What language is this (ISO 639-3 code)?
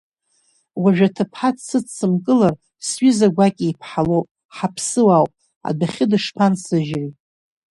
abk